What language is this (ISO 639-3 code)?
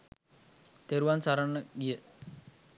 sin